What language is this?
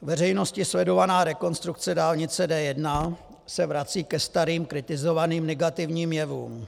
Czech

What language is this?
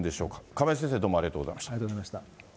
Japanese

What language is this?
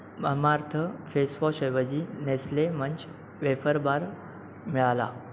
Marathi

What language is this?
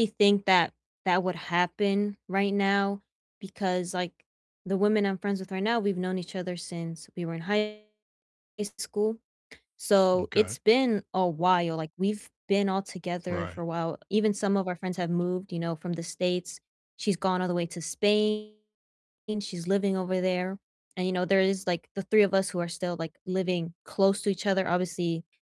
English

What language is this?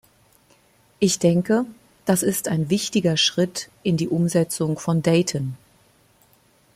German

